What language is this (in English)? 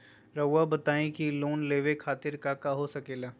Magahi